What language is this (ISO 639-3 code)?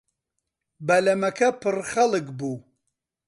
ckb